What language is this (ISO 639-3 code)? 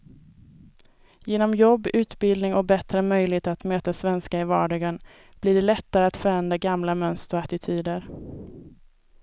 swe